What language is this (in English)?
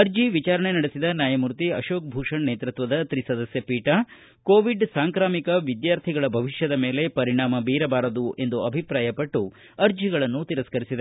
Kannada